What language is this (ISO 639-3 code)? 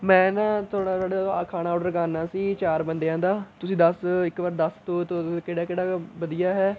pan